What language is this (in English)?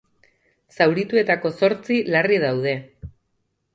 Basque